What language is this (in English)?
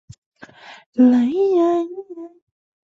Chinese